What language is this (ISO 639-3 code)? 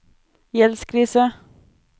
nor